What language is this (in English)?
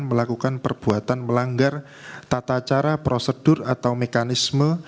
Indonesian